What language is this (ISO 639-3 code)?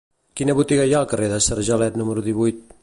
cat